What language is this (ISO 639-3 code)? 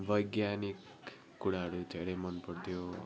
nep